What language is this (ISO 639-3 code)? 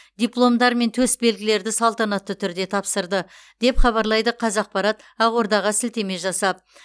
kaz